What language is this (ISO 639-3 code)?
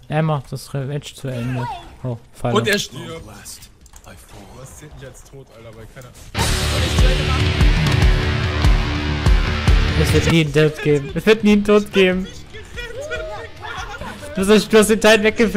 deu